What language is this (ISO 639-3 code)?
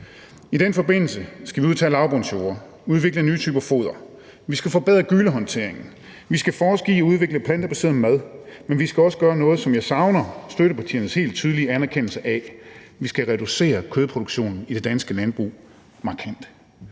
dan